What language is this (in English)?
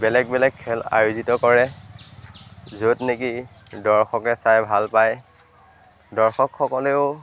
Assamese